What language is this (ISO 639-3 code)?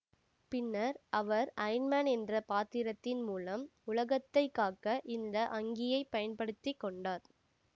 tam